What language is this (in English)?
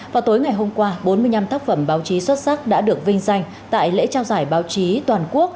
Vietnamese